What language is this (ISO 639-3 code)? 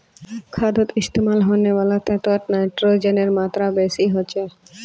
mag